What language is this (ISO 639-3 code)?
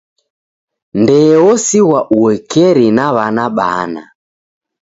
dav